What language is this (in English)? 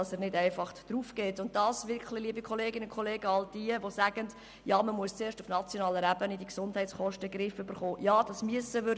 Swiss German